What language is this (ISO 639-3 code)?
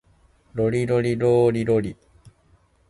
jpn